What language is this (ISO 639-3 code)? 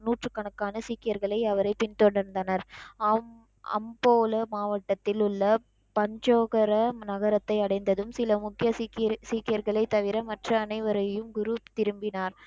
tam